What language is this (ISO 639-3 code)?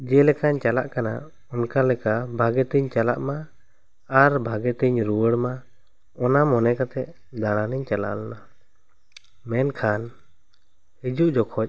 sat